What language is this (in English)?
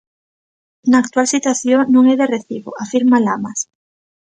Galician